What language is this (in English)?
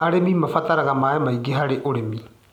Kikuyu